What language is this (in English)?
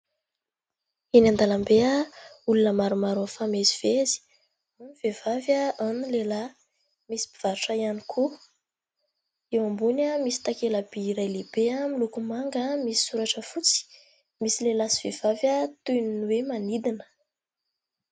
Malagasy